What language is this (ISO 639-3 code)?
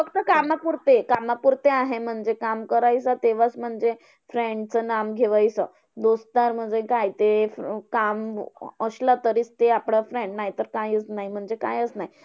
mar